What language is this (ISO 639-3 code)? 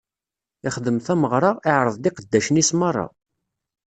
kab